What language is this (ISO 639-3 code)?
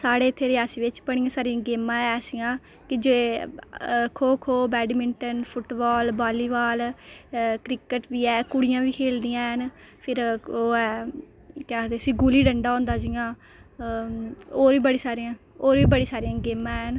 doi